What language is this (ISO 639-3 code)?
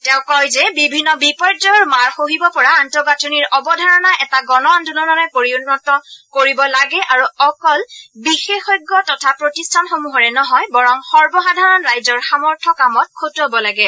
asm